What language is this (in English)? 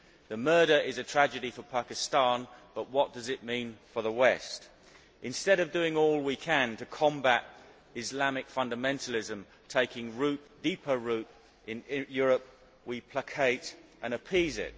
English